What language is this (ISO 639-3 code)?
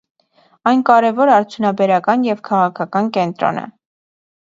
hye